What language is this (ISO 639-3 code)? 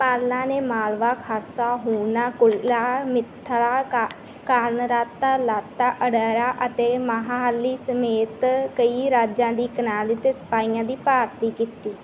pan